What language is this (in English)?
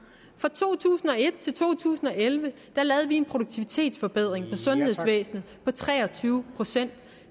Danish